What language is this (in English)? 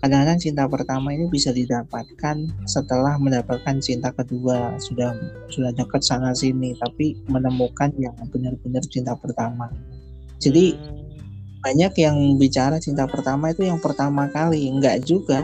Indonesian